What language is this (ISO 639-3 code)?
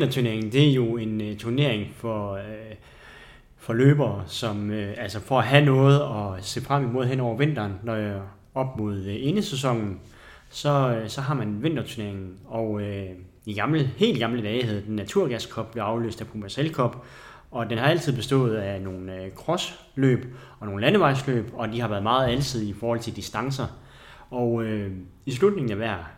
dan